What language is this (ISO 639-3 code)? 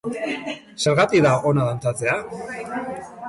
eus